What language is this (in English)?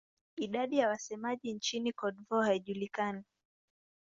Swahili